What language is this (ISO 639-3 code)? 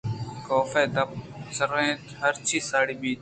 bgp